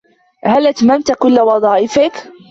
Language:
Arabic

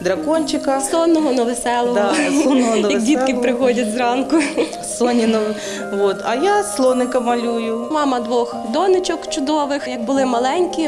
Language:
Ukrainian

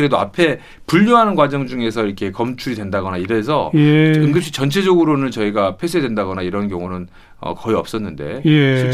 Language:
Korean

